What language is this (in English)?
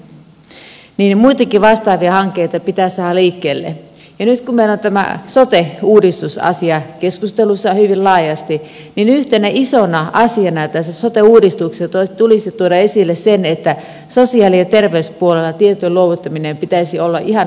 Finnish